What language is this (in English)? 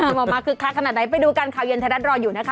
Thai